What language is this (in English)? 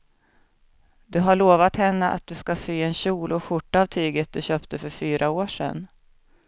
Swedish